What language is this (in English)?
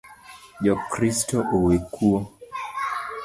Luo (Kenya and Tanzania)